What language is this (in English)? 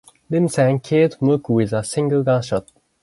English